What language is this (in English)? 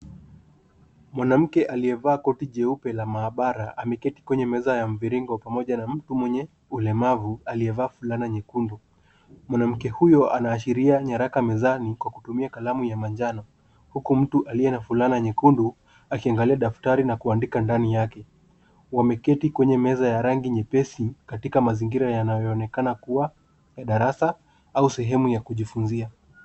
Swahili